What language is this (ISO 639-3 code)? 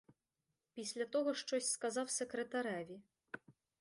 ukr